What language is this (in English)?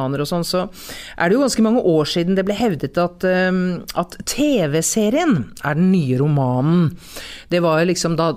Swedish